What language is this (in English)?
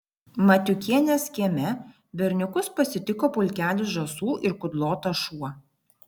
Lithuanian